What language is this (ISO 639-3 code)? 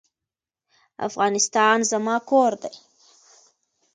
pus